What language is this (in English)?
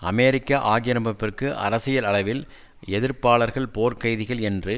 Tamil